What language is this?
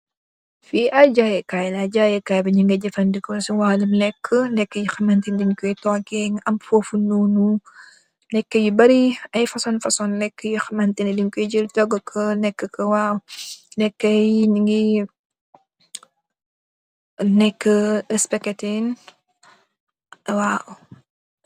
Wolof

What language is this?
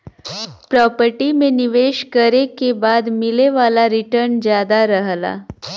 Bhojpuri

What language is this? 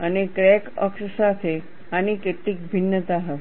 Gujarati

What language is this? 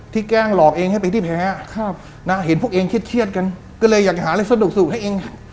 Thai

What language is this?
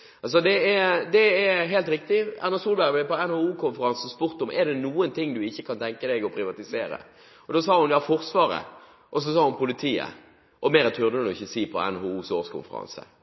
Norwegian Bokmål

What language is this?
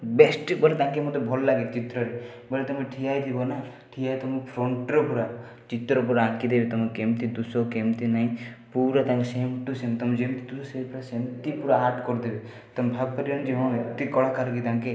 Odia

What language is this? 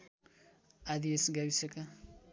Nepali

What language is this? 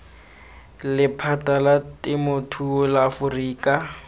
Tswana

